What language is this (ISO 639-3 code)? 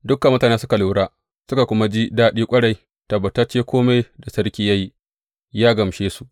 hau